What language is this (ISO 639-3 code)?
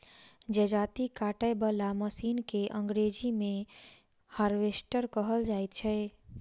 mai